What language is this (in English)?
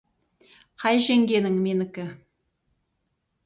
Kazakh